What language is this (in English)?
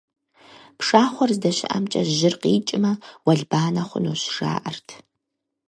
Kabardian